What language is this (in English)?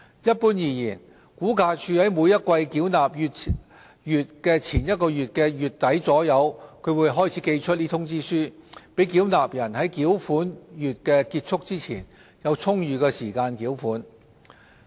Cantonese